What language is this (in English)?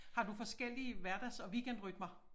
Danish